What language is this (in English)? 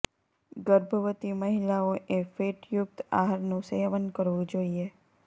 Gujarati